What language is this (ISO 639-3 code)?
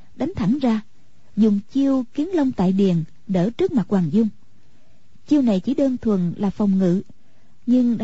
vie